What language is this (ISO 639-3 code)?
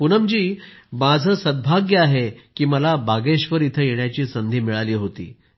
mar